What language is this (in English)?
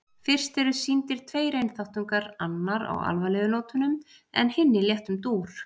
Icelandic